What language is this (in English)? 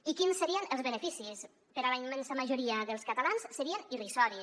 Catalan